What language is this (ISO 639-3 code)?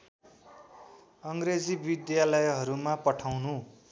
nep